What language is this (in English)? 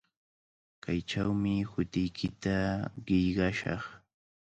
Cajatambo North Lima Quechua